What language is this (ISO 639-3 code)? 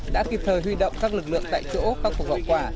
vie